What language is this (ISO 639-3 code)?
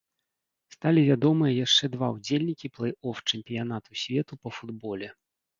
bel